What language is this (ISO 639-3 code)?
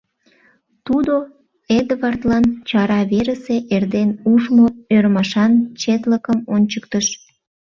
chm